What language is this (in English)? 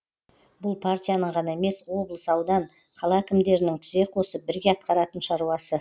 Kazakh